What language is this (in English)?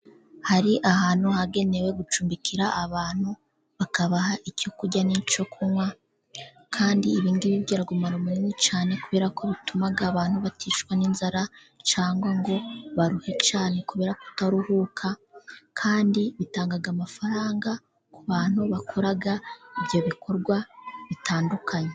Kinyarwanda